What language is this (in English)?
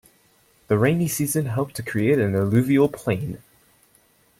English